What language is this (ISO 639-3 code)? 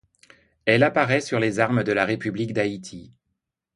fra